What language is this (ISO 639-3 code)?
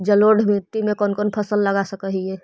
mag